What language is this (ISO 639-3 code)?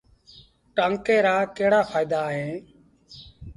sbn